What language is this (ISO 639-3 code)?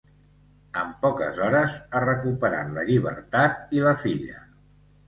cat